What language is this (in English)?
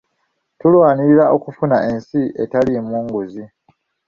Ganda